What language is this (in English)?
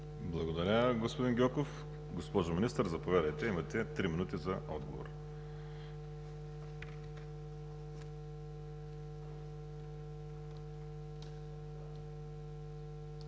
Bulgarian